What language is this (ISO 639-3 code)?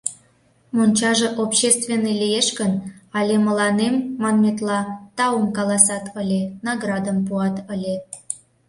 chm